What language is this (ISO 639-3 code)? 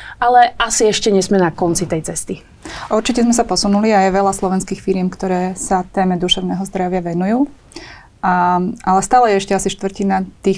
slk